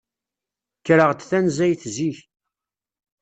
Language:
Kabyle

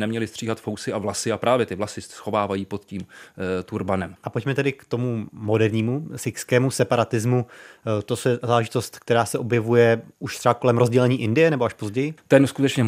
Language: Czech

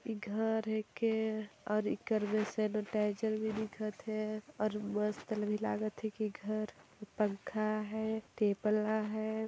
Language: Sadri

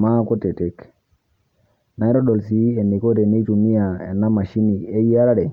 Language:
Masai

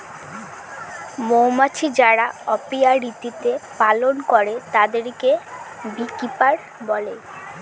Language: Bangla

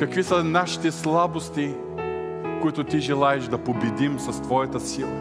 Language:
Bulgarian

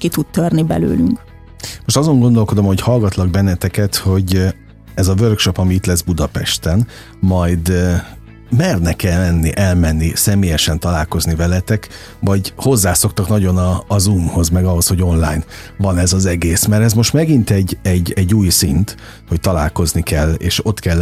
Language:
Hungarian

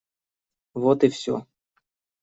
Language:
Russian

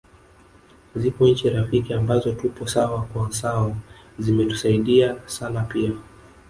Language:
Swahili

